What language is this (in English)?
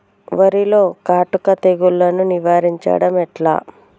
Telugu